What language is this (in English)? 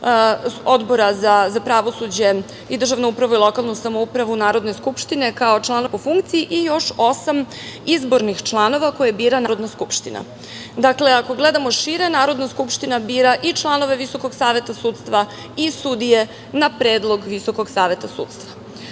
Serbian